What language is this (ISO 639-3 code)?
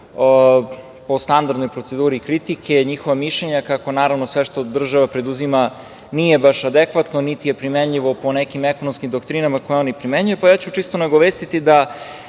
srp